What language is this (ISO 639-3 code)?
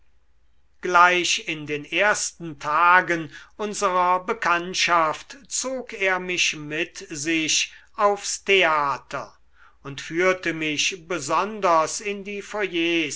deu